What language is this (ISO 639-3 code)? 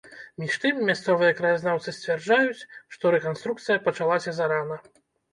bel